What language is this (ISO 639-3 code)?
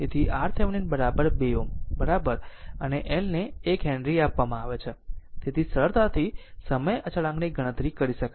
guj